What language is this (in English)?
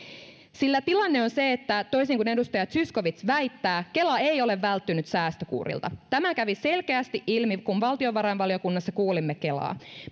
Finnish